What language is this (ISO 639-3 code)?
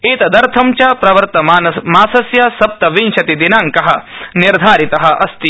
san